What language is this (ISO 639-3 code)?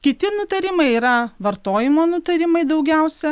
lit